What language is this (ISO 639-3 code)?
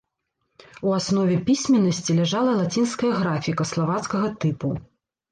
bel